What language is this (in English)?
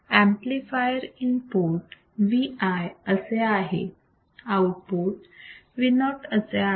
Marathi